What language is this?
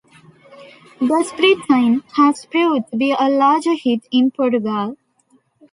English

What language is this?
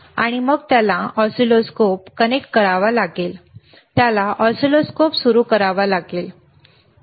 Marathi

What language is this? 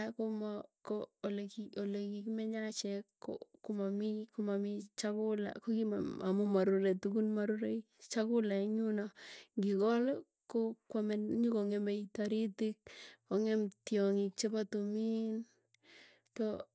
Tugen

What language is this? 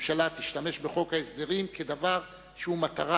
Hebrew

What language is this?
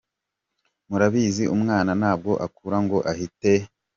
Kinyarwanda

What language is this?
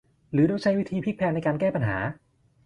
Thai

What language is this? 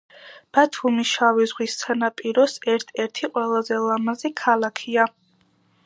Georgian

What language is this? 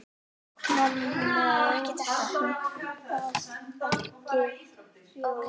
Icelandic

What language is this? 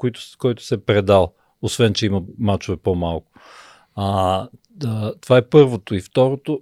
Bulgarian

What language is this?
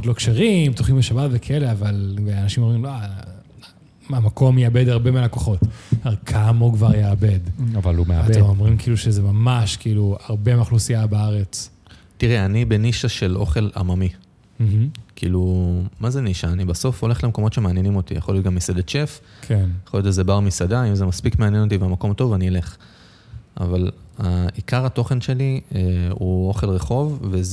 Hebrew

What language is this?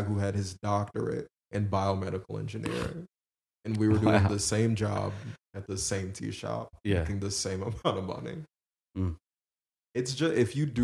English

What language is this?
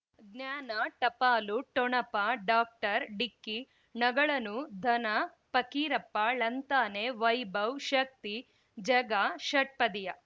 Kannada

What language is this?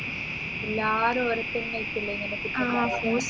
Malayalam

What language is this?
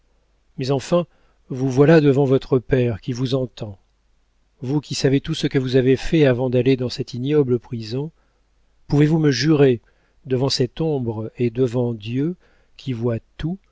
French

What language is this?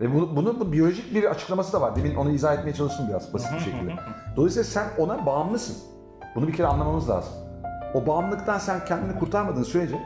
Turkish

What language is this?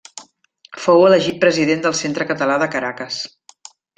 Catalan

